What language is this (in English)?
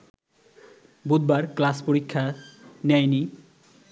Bangla